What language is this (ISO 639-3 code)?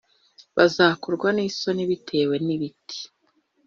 kin